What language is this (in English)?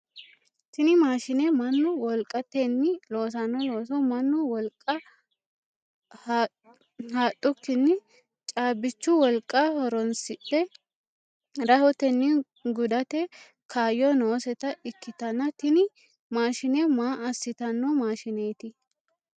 Sidamo